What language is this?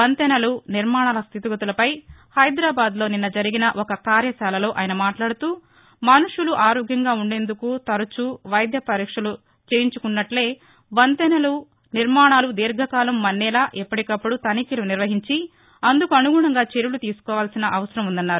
Telugu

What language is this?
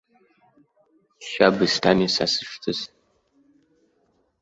Abkhazian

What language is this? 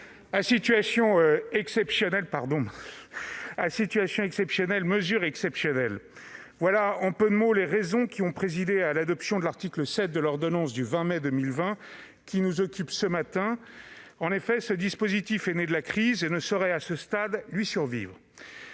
French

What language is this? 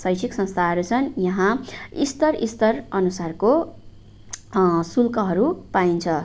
Nepali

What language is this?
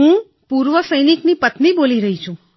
Gujarati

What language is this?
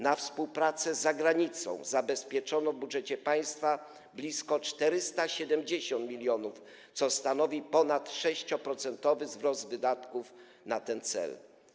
Polish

